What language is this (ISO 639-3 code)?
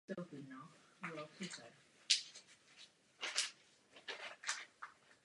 ces